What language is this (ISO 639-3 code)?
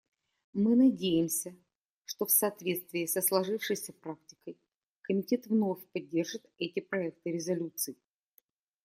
rus